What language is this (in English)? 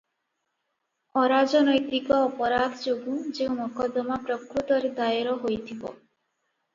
Odia